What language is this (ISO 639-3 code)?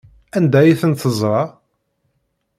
kab